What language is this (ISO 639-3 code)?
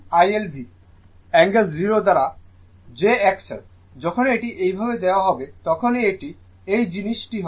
ben